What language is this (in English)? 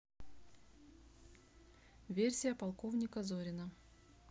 Russian